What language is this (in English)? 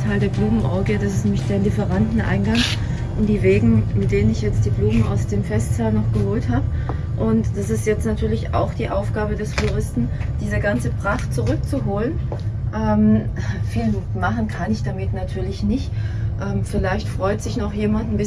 German